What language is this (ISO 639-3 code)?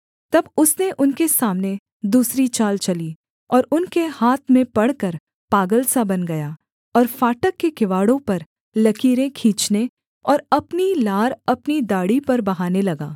hin